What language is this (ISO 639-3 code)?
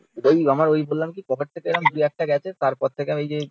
ben